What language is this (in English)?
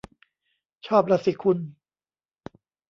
Thai